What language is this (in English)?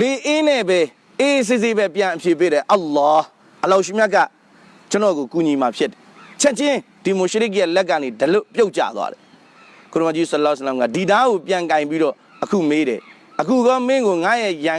English